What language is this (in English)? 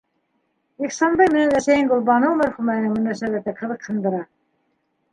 Bashkir